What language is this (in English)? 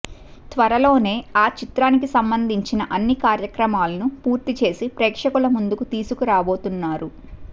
Telugu